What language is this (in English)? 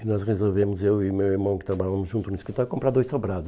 Portuguese